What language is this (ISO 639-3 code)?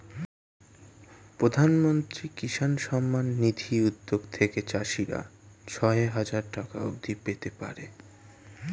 ben